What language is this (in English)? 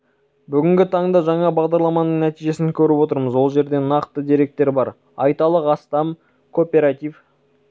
Kazakh